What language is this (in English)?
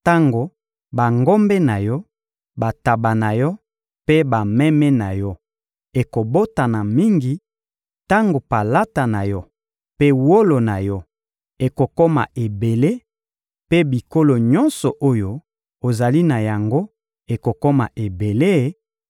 Lingala